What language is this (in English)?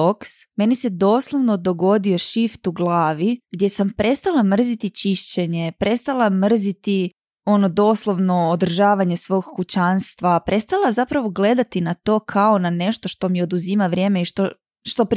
Croatian